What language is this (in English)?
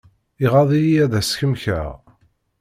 Kabyle